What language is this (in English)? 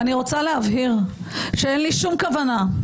Hebrew